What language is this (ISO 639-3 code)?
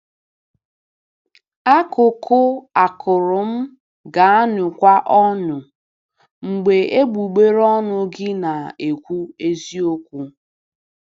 ibo